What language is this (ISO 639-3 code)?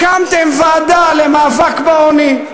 heb